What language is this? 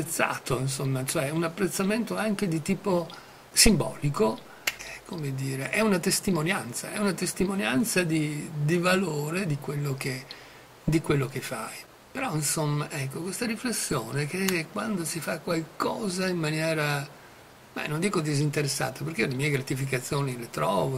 Italian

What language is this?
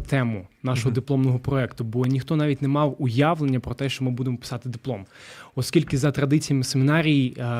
Ukrainian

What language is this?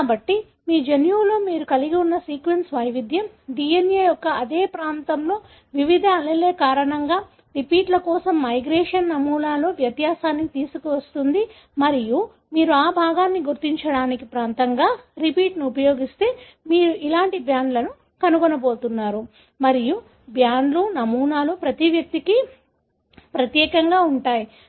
Telugu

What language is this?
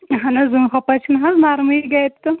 Kashmiri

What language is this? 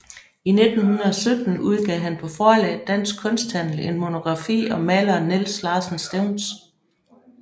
Danish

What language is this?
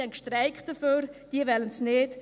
Swiss German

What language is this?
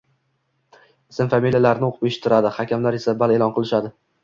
Uzbek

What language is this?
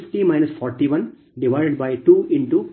Kannada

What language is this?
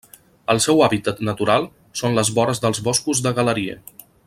Catalan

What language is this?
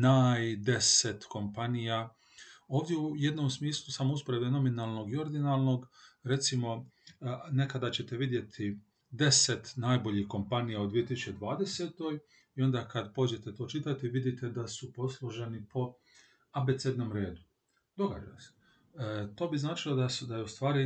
Croatian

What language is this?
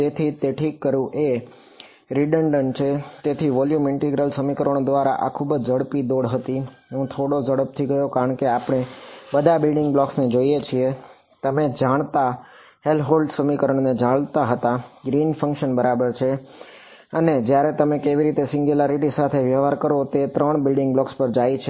Gujarati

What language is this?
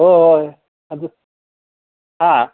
Manipuri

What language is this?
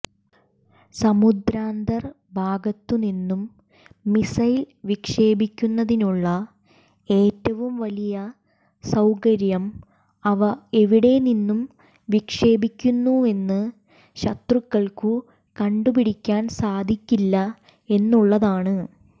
Malayalam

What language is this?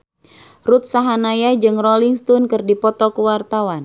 Sundanese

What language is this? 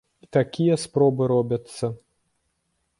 Belarusian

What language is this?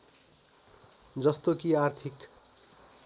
Nepali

